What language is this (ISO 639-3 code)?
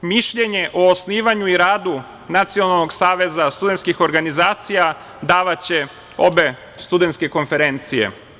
srp